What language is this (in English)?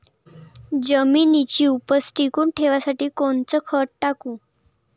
Marathi